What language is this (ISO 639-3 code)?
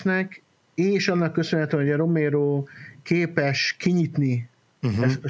hun